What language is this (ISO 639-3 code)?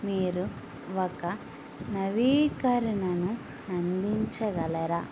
tel